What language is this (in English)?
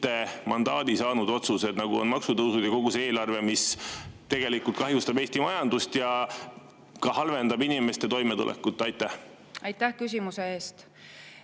Estonian